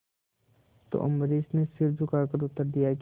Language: Hindi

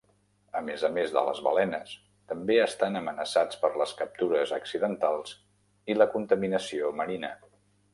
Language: Catalan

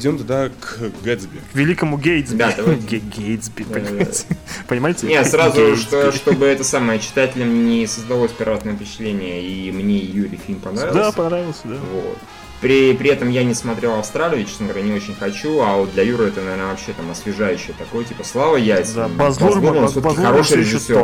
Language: Russian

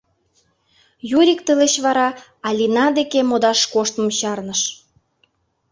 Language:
Mari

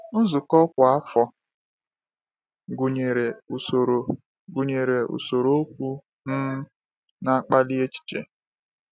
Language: Igbo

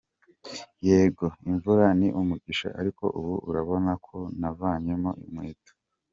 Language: Kinyarwanda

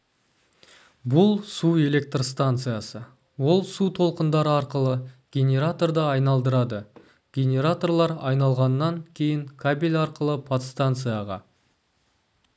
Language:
Kazakh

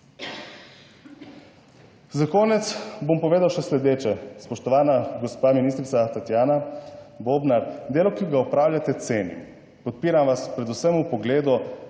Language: Slovenian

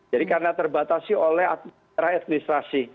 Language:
Indonesian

